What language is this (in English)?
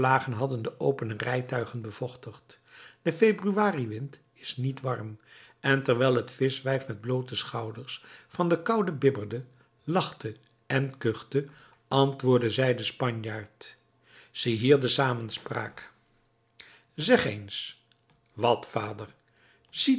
Dutch